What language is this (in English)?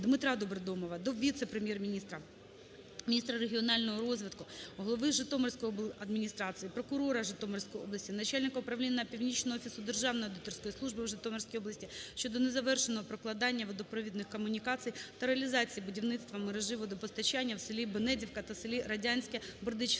Ukrainian